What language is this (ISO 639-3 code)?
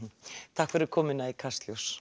isl